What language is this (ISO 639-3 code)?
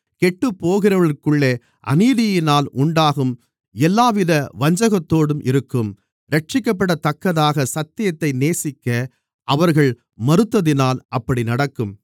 tam